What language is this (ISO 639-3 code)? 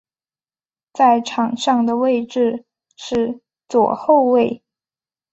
zho